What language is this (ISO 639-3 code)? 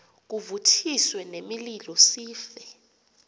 xho